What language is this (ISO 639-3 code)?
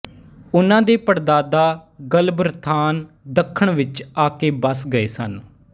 pan